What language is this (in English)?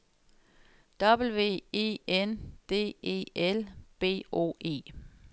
Danish